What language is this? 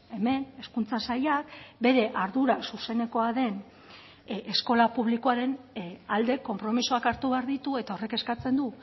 Basque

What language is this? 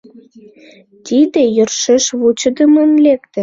Mari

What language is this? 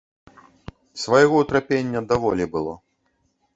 Belarusian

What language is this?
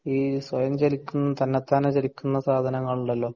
Malayalam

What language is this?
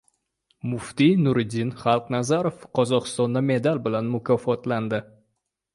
Uzbek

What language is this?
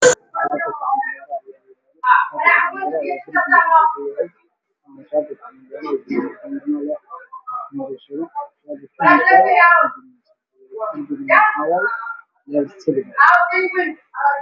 Somali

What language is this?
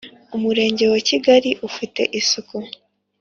Kinyarwanda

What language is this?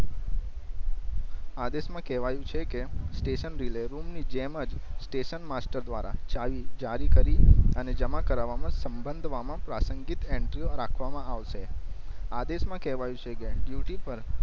Gujarati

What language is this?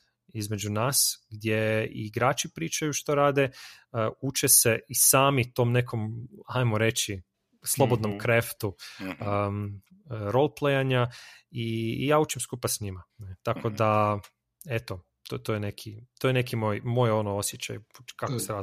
Croatian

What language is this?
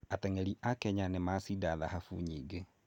Kikuyu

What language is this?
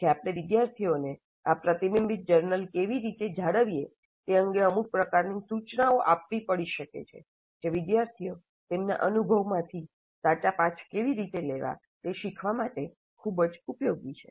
Gujarati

